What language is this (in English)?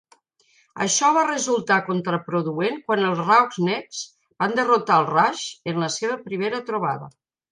Catalan